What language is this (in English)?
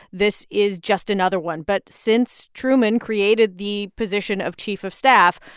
English